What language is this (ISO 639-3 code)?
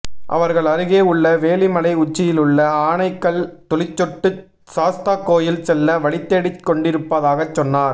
tam